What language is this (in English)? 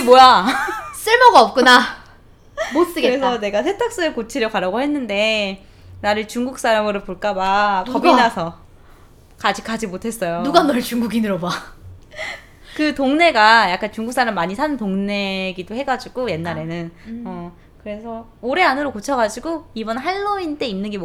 Korean